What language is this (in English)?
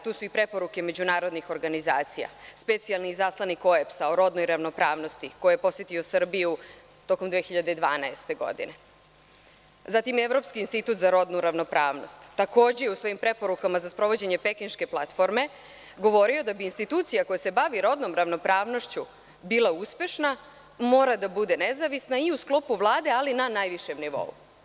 Serbian